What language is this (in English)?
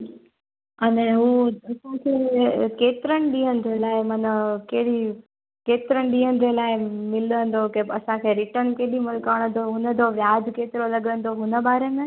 Sindhi